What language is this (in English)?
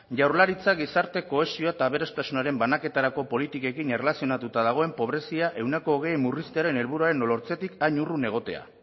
Basque